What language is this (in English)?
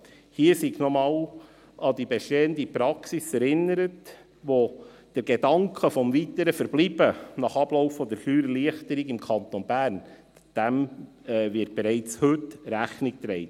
Swiss German